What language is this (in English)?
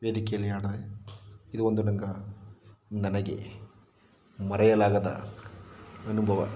Kannada